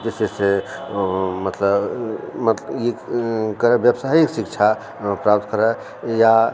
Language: Maithili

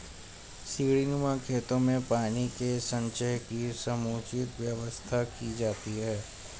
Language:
Hindi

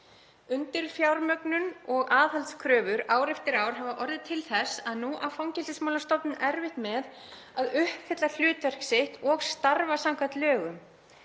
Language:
Icelandic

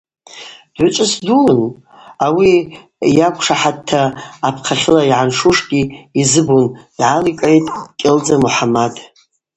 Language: Abaza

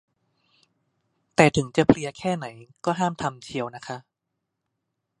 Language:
Thai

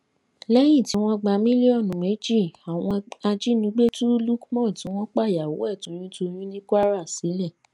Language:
Yoruba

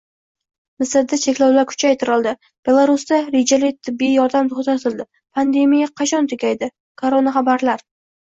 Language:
Uzbek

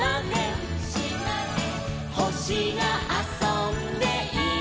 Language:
Japanese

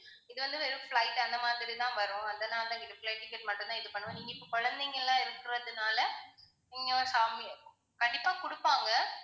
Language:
Tamil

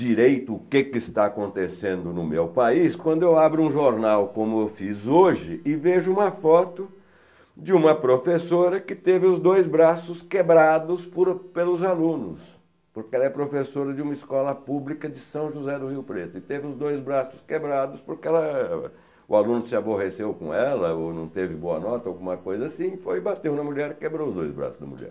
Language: Portuguese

